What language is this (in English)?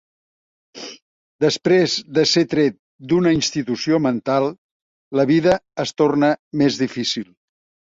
Catalan